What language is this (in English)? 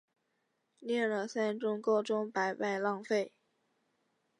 Chinese